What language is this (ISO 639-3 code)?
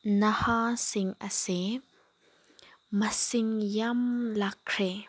mni